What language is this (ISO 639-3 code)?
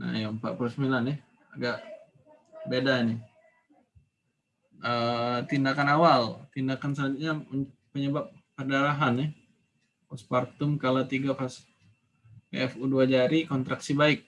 ind